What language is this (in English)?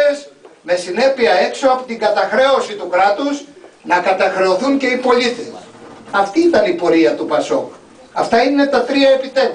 Greek